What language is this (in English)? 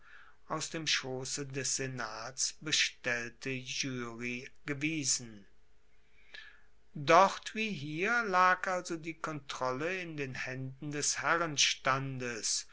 German